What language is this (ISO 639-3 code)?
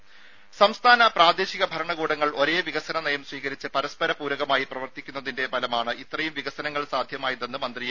mal